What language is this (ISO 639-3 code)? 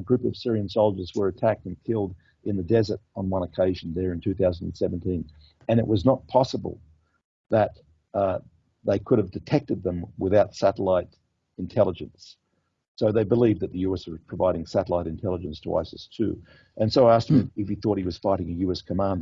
eng